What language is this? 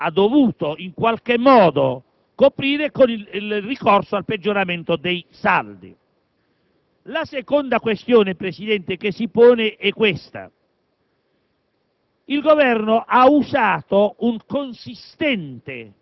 Italian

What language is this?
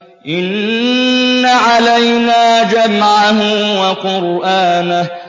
Arabic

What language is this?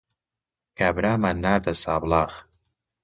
Central Kurdish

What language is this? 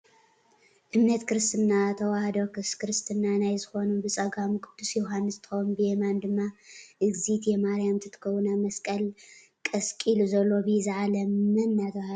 Tigrinya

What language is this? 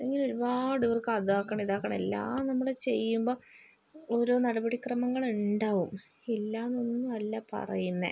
Malayalam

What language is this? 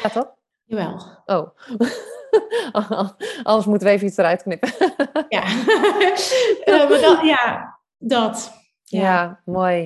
Dutch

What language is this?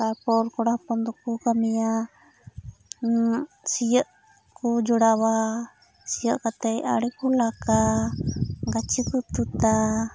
Santali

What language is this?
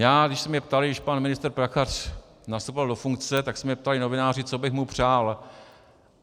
Czech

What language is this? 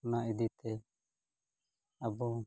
Santali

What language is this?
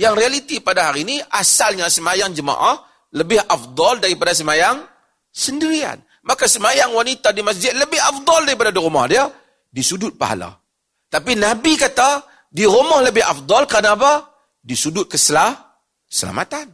Malay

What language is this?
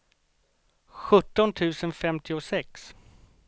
Swedish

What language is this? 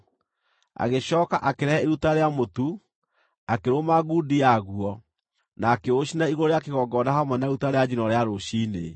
Kikuyu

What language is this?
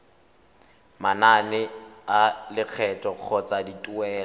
Tswana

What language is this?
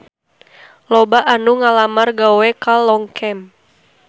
Sundanese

